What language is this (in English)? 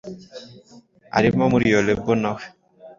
Kinyarwanda